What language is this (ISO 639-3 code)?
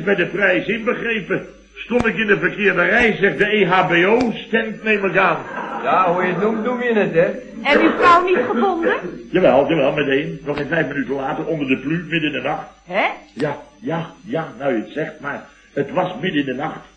nld